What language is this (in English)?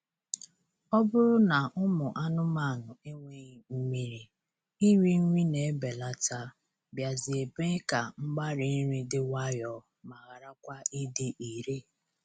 Igbo